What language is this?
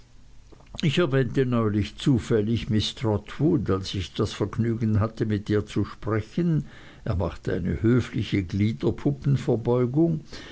German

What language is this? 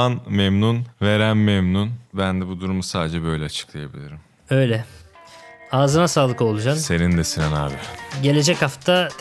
Turkish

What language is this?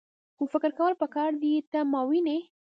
Pashto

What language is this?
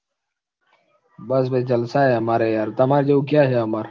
Gujarati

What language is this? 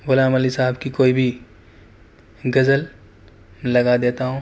Urdu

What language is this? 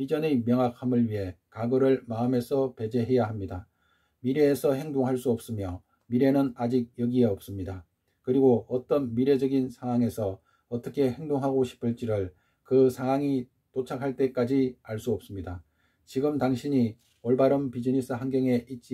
Korean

